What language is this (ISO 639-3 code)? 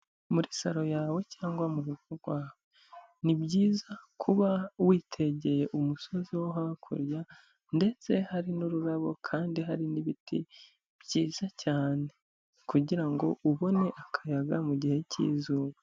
kin